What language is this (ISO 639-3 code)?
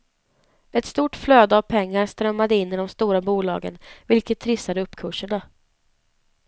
swe